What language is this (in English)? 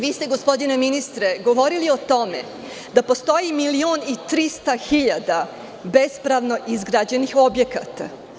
Serbian